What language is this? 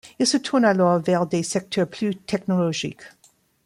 French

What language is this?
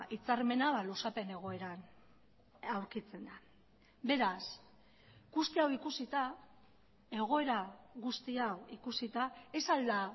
Basque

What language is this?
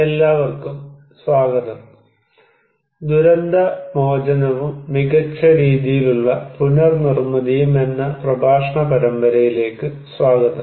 Malayalam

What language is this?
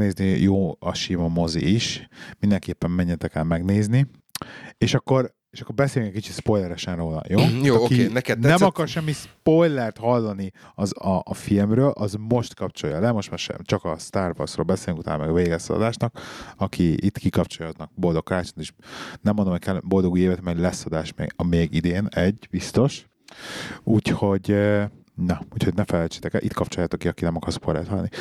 Hungarian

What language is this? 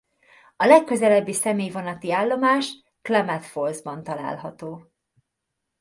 Hungarian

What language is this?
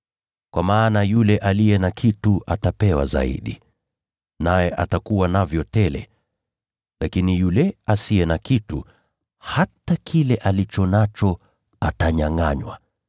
Swahili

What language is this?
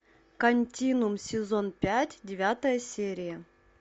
Russian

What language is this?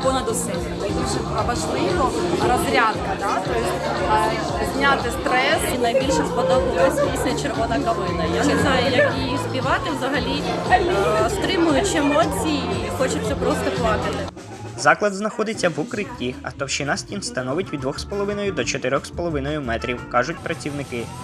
Ukrainian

